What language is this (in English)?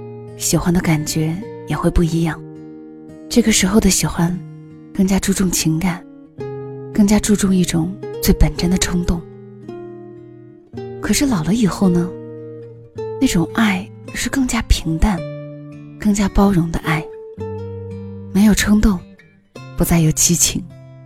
Chinese